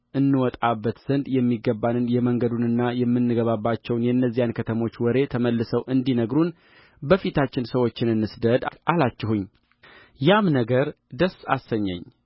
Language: Amharic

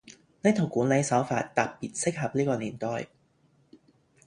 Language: Cantonese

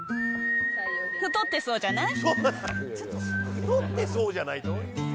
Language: Japanese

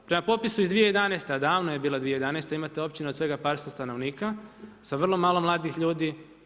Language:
Croatian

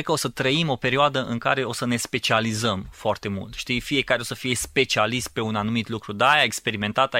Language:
Romanian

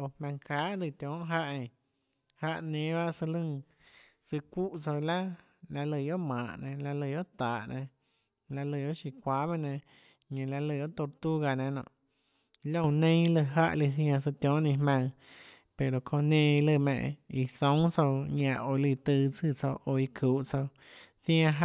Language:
Tlacoatzintepec Chinantec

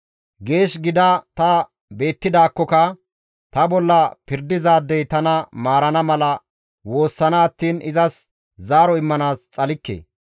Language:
Gamo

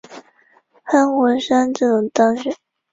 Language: Chinese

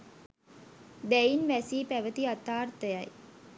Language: Sinhala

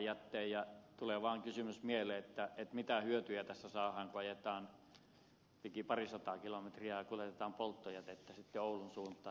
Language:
Finnish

